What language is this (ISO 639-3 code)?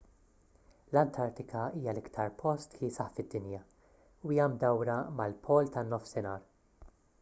mlt